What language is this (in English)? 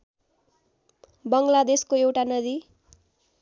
Nepali